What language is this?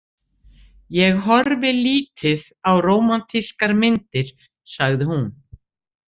Icelandic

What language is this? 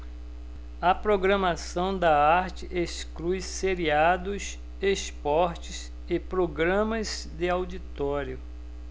Portuguese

